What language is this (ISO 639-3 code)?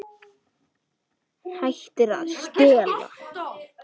isl